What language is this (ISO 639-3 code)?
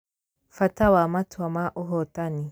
kik